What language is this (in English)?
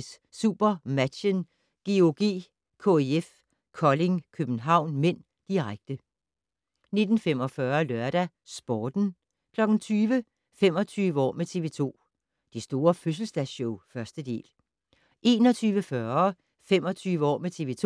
Danish